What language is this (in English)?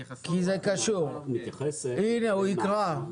Hebrew